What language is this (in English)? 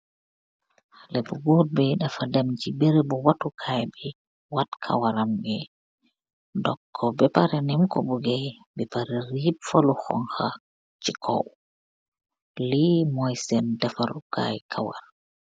Wolof